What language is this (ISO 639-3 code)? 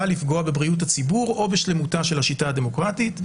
heb